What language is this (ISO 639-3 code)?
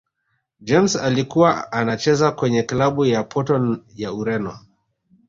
swa